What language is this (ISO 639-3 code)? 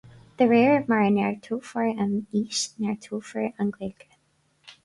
gle